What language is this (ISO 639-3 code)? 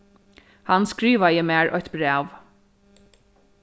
fao